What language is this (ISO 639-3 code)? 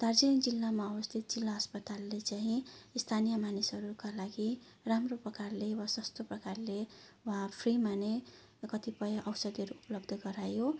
nep